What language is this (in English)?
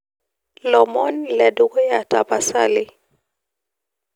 Masai